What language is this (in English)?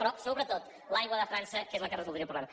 Catalan